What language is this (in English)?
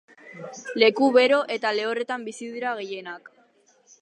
Basque